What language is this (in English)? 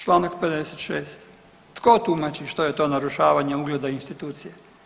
Croatian